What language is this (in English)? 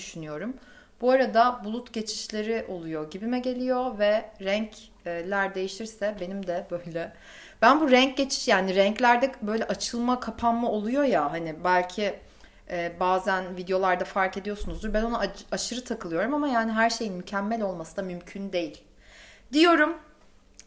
Turkish